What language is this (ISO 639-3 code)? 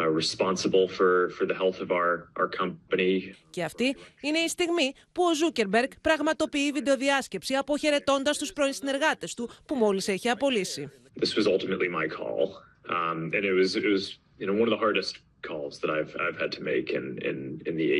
ell